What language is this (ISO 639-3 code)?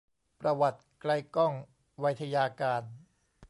tha